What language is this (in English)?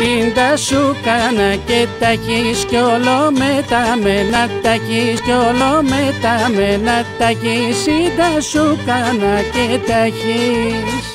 Greek